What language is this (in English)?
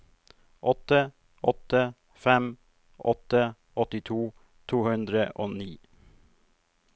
Norwegian